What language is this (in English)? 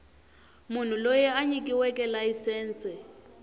Tsonga